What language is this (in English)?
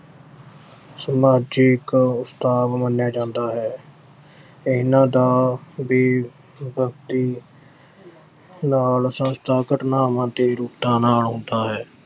Punjabi